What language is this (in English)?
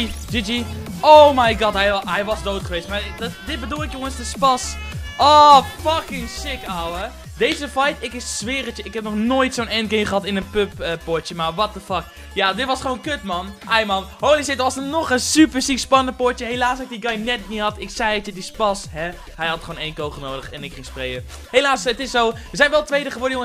Dutch